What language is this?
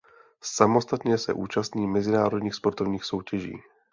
Czech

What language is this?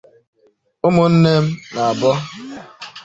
Igbo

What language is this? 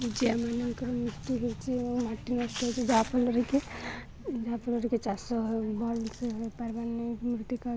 Odia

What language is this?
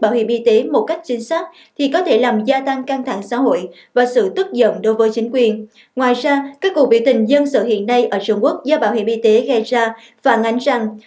Vietnamese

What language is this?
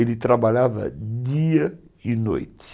Portuguese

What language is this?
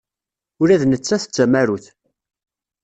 Kabyle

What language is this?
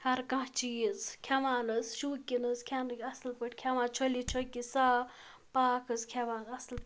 Kashmiri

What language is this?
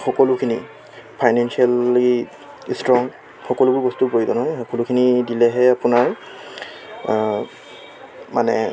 Assamese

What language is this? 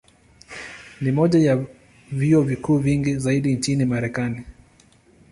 Swahili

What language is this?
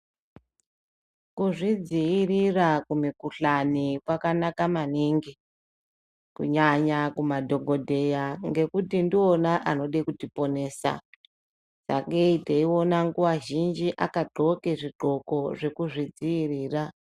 Ndau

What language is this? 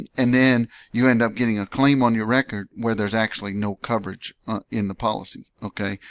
English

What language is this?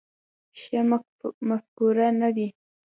Pashto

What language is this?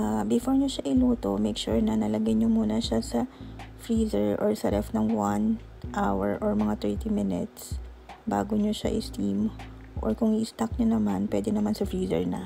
Filipino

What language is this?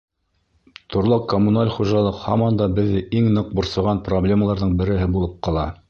Bashkir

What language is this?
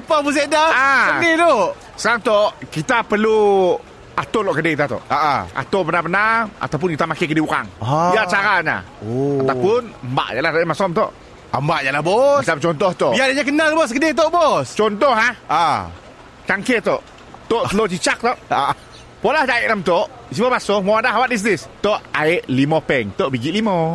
Malay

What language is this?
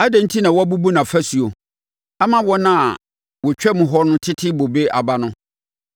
Akan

